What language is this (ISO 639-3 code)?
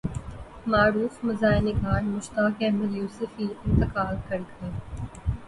urd